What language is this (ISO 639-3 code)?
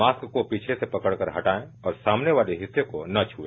hin